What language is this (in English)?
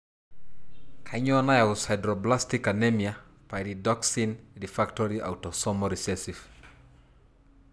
Masai